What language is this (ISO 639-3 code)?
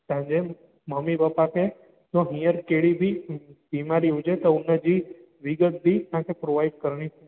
snd